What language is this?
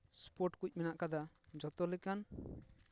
Santali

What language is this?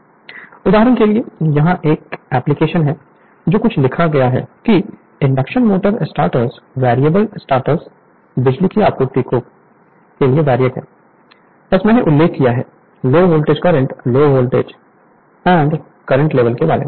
Hindi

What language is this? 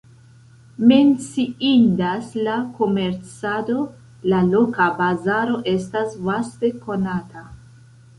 Esperanto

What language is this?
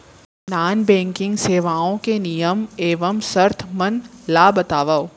Chhattisgarhi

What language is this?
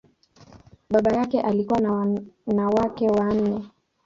Swahili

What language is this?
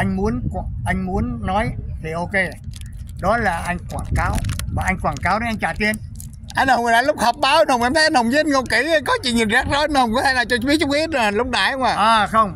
Vietnamese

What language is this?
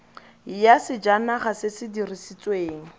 Tswana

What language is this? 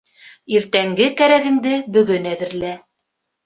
Bashkir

